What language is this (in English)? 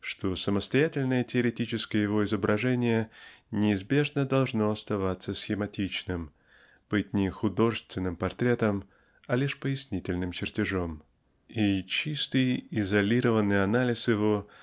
Russian